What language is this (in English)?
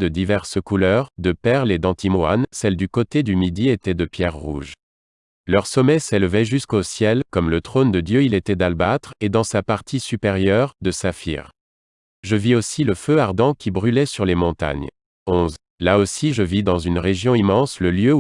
French